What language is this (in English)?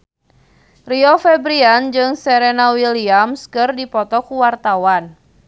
Sundanese